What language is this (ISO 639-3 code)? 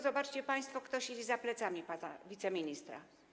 pol